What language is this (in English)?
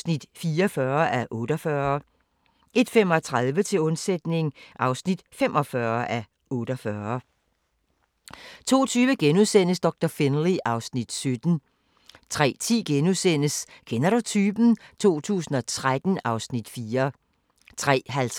Danish